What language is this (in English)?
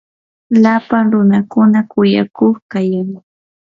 Yanahuanca Pasco Quechua